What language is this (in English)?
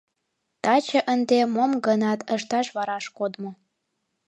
Mari